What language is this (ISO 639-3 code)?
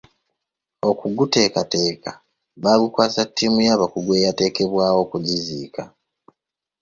lug